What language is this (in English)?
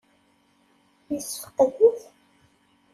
Kabyle